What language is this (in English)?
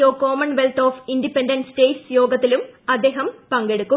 Malayalam